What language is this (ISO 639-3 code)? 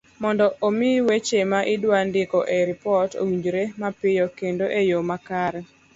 luo